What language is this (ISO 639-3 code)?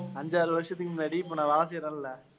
tam